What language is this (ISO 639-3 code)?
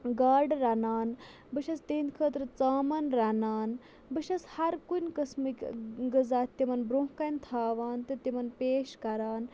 kas